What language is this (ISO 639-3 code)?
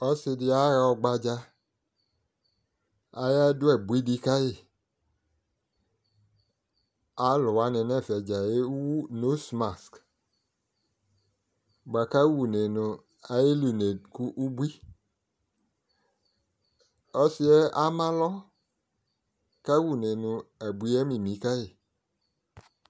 kpo